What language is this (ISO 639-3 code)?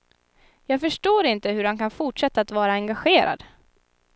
swe